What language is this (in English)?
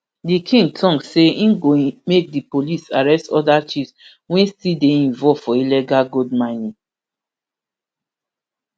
Nigerian Pidgin